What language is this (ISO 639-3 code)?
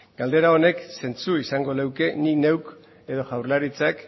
eus